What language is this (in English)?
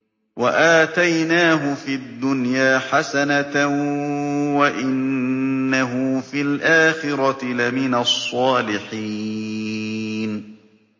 Arabic